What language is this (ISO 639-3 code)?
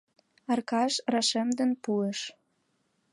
chm